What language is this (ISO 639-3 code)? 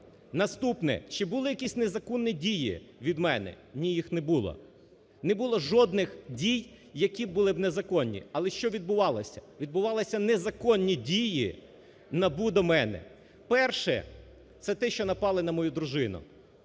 ukr